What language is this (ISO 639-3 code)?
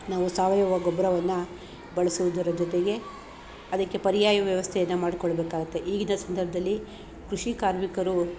kan